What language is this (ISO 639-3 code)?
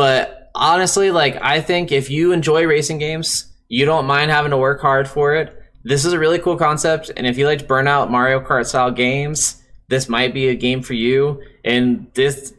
eng